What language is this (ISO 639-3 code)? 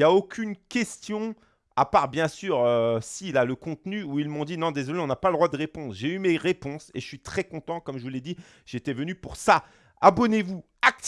fra